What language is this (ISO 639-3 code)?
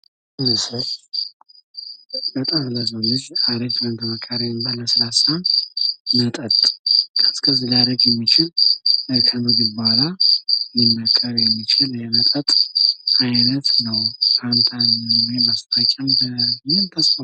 amh